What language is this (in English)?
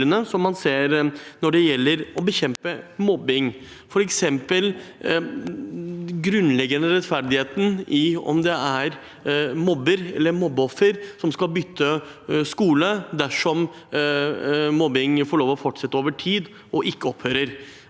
Norwegian